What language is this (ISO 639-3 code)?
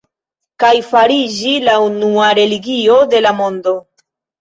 epo